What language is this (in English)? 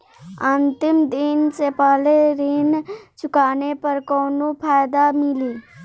Bhojpuri